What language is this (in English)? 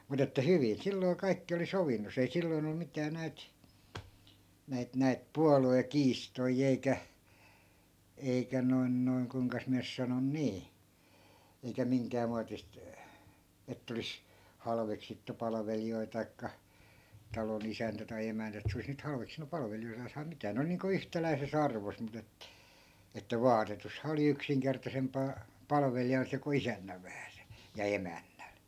Finnish